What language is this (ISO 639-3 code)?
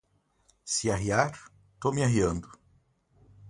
por